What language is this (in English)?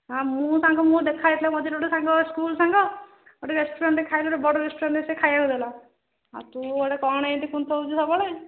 Odia